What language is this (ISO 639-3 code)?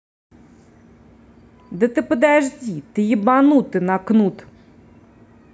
rus